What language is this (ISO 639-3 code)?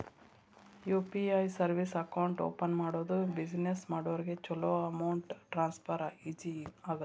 kan